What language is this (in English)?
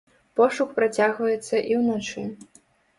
Belarusian